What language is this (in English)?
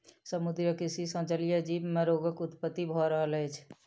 Maithili